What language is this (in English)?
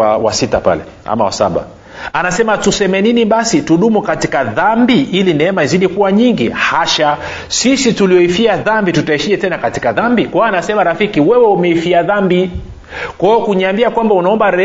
Swahili